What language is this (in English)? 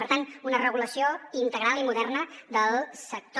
Catalan